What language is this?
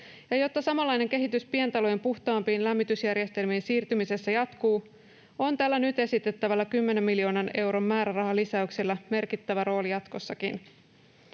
Finnish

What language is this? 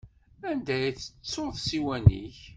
Kabyle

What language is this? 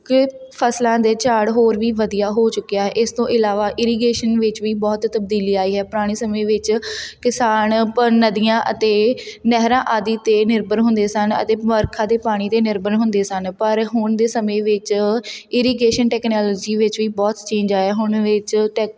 Punjabi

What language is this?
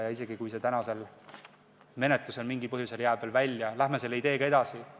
Estonian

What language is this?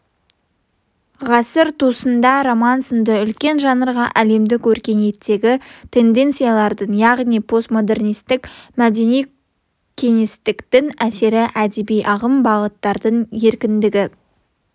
Kazakh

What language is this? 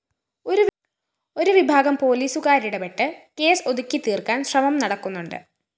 Malayalam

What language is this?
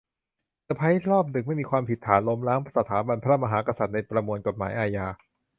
Thai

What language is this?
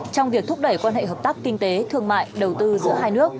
Vietnamese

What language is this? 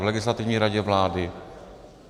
Czech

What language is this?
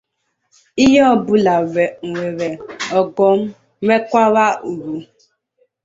Igbo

